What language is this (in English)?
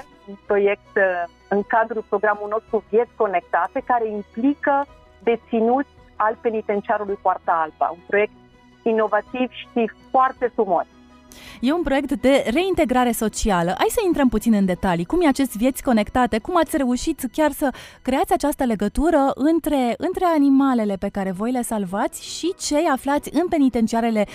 Romanian